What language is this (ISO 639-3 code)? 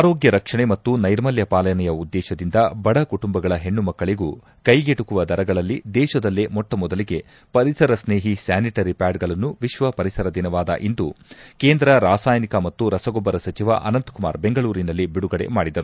kan